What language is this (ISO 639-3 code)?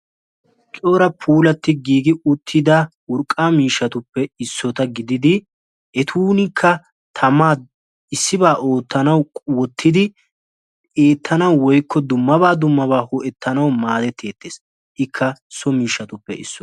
wal